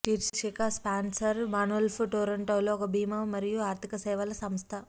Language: Telugu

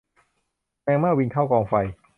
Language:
Thai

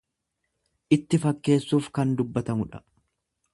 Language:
Oromo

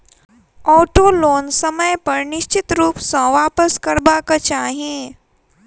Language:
Maithili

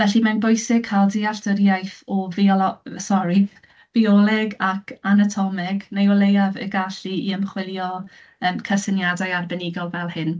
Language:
Welsh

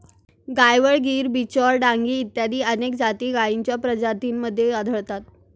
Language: Marathi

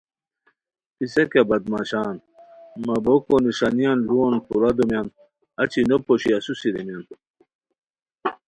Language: Khowar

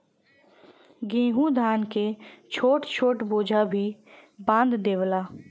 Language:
Bhojpuri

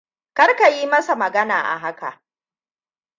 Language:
Hausa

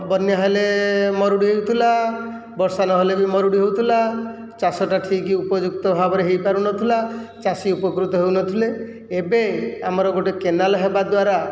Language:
Odia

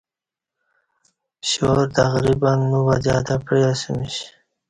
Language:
Kati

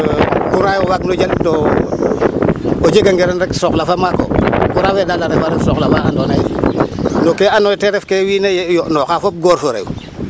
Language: Serer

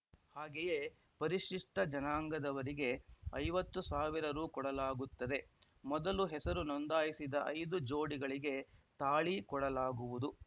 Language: Kannada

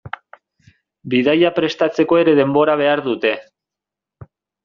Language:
Basque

